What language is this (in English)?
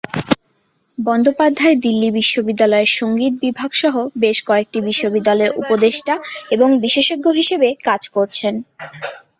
Bangla